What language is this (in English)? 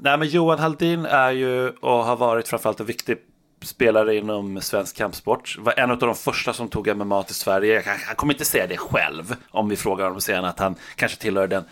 Swedish